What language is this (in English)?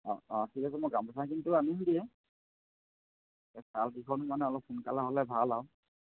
Assamese